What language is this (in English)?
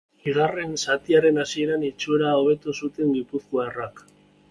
Basque